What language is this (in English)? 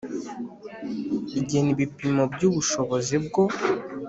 Kinyarwanda